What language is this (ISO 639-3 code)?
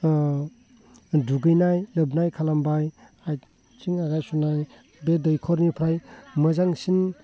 brx